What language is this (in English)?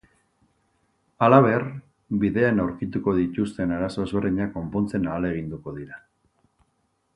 Basque